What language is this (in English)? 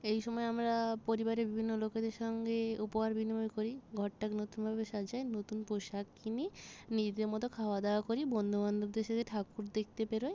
Bangla